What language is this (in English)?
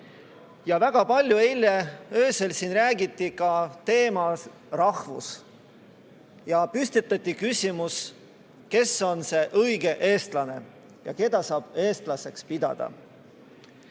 Estonian